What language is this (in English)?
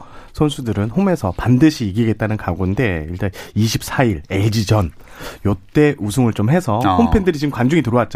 Korean